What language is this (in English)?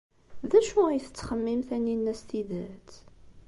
Kabyle